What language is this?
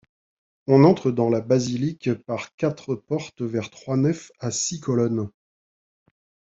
French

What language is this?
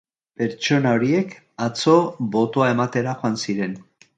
Basque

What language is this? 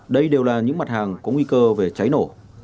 Vietnamese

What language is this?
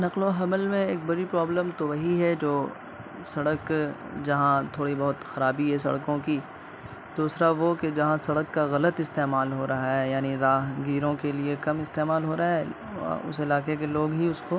Urdu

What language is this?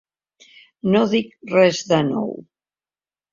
Catalan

